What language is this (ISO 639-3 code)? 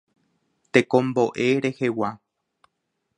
grn